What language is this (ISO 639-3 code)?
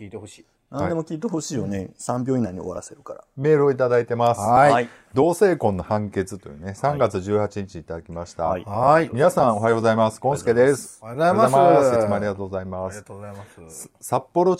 jpn